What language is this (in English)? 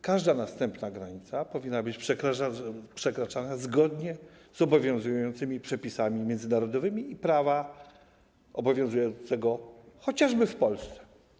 Polish